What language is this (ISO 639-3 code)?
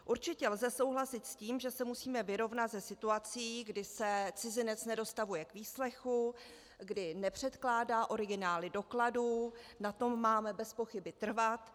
ces